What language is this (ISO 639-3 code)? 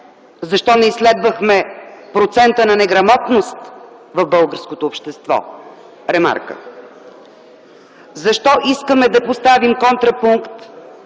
bul